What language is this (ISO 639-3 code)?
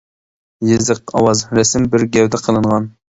uig